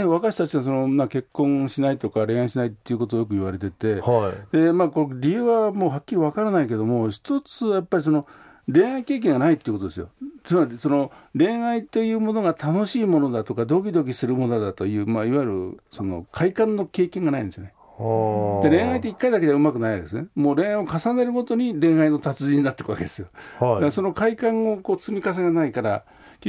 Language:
Japanese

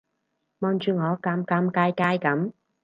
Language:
Cantonese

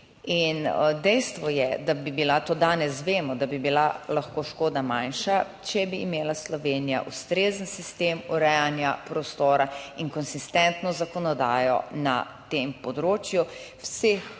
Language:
Slovenian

